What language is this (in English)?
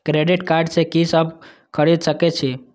Maithili